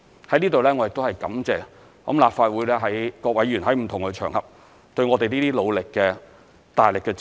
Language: Cantonese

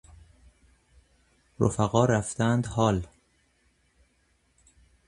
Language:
Persian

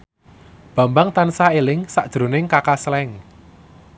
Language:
Javanese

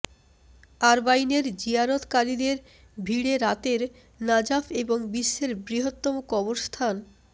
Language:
Bangla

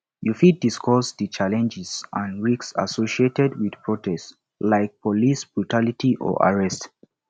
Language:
Nigerian Pidgin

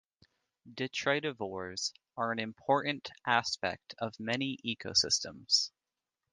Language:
English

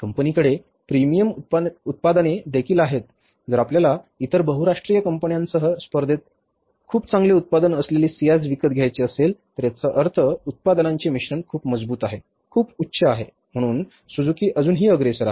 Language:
Marathi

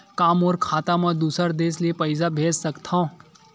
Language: Chhattisgarhi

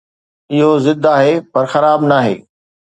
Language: Sindhi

